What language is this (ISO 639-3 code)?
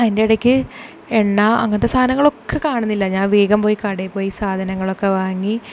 mal